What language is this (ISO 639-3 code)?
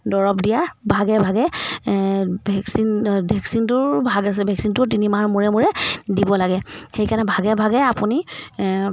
asm